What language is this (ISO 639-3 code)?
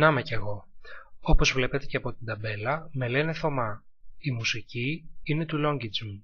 ell